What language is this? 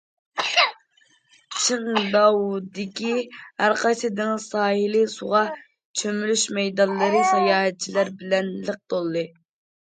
Uyghur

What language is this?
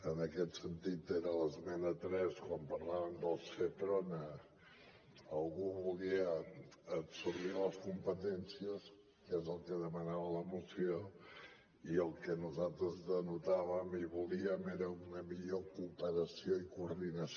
Catalan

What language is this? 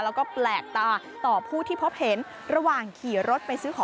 Thai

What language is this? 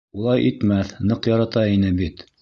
Bashkir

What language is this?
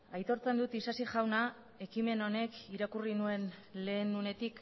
Basque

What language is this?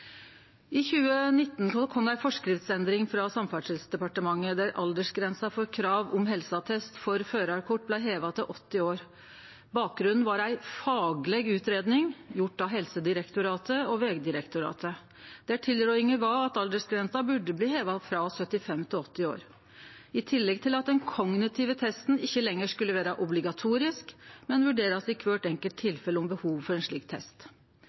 Norwegian Nynorsk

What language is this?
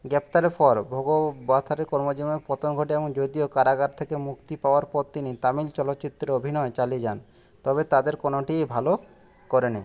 Bangla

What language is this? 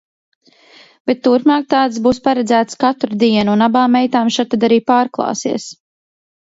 Latvian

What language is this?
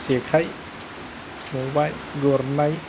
Bodo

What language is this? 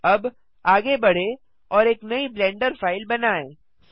Hindi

